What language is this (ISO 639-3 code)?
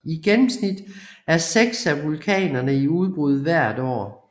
dan